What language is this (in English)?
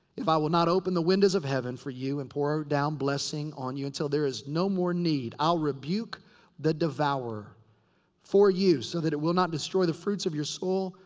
English